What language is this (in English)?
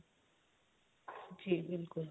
Punjabi